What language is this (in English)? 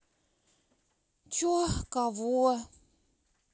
Russian